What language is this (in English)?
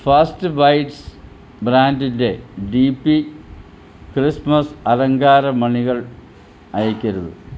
Malayalam